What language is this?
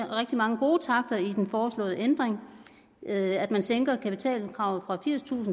Danish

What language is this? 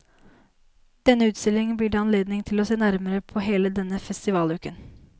Norwegian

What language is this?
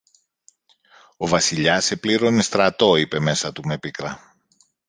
Greek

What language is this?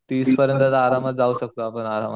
Marathi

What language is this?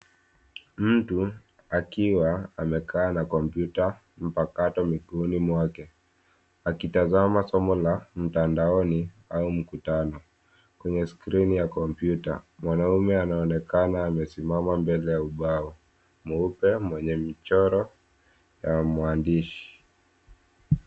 Swahili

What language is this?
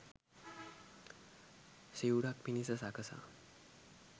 Sinhala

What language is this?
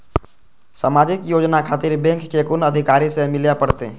Maithili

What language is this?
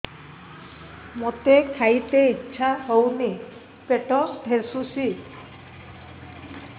Odia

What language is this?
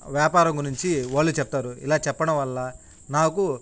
Telugu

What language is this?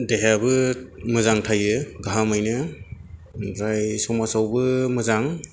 Bodo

